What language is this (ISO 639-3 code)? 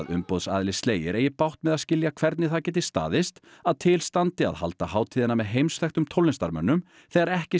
isl